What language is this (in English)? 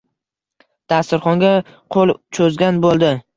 Uzbek